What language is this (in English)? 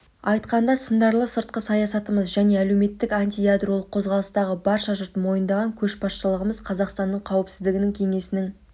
Kazakh